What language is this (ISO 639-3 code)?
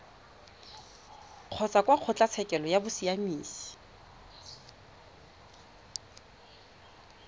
tsn